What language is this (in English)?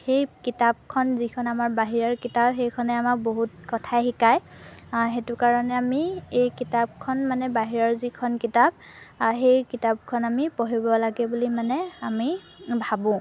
Assamese